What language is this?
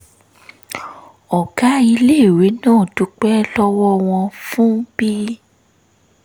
Yoruba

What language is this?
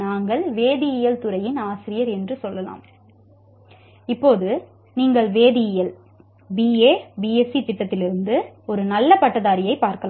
Tamil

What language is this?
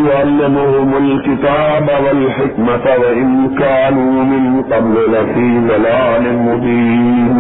Urdu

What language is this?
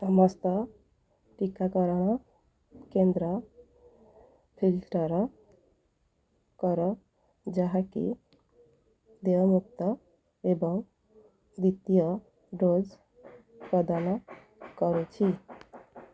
Odia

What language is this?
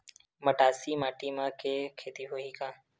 Chhattisgarhi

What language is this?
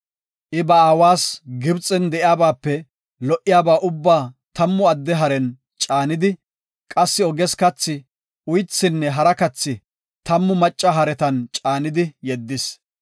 Gofa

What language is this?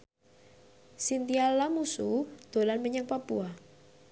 Javanese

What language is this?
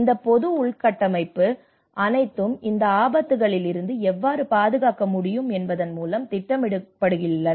Tamil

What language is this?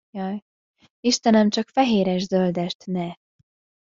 Hungarian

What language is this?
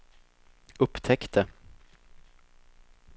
Swedish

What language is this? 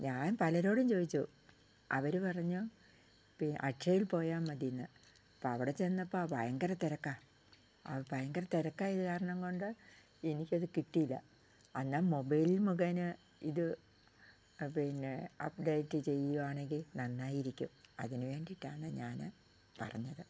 Malayalam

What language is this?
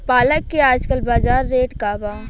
Bhojpuri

